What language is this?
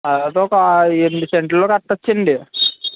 Telugu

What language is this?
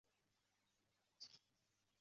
Chinese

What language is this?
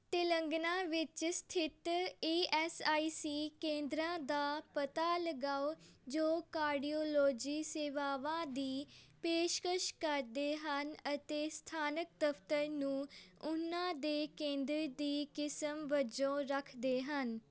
Punjabi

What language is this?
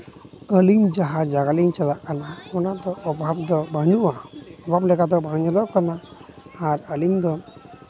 Santali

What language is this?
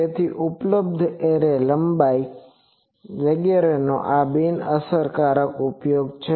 Gujarati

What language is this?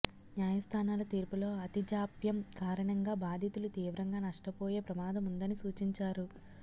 Telugu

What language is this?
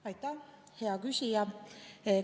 Estonian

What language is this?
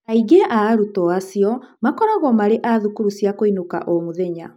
Kikuyu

